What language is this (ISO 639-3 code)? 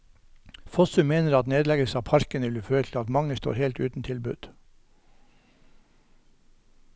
nor